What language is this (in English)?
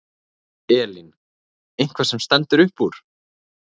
Icelandic